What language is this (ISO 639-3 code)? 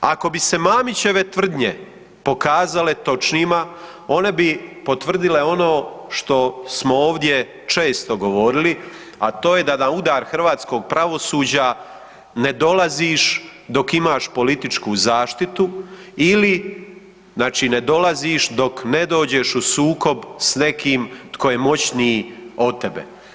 hrv